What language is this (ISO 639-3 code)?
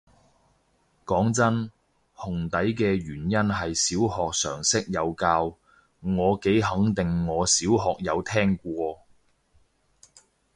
yue